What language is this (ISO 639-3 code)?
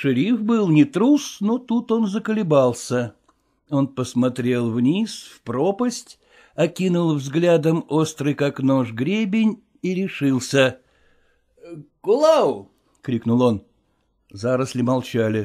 rus